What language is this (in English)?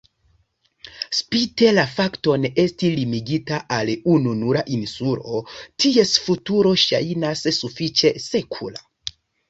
Esperanto